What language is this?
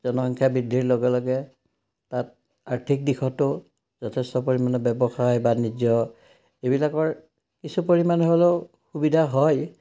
Assamese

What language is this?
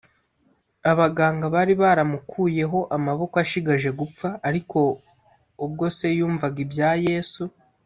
Kinyarwanda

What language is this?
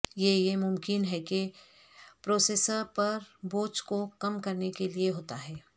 Urdu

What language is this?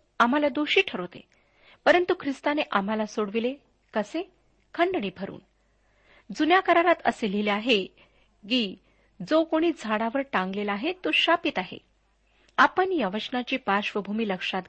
Marathi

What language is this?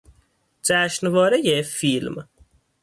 Persian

